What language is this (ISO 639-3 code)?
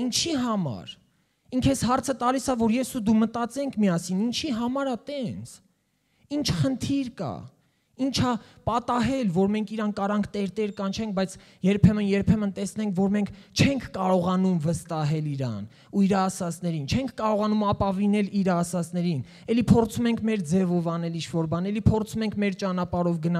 ron